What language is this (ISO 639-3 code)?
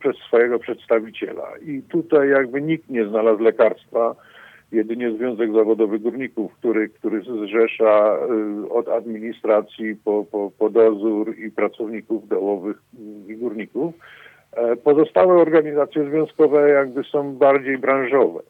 pol